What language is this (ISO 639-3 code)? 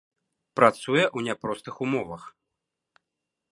bel